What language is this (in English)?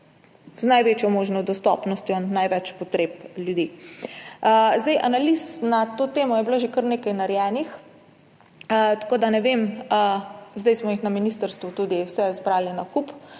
Slovenian